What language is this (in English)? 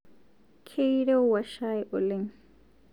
Masai